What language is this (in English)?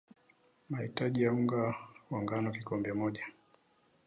Swahili